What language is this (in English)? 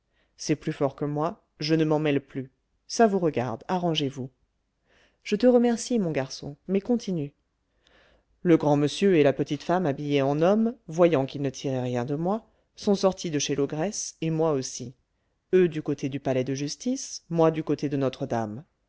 French